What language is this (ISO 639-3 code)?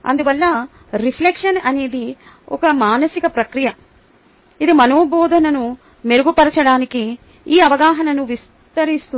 tel